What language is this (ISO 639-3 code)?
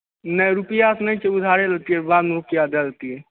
mai